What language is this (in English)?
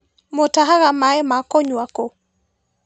Kikuyu